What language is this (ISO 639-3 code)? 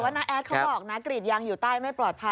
tha